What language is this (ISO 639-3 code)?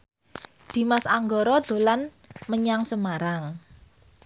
jav